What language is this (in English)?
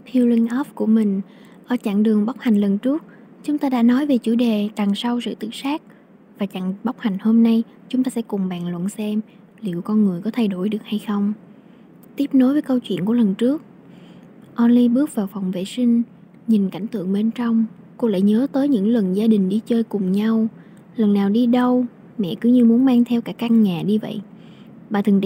Vietnamese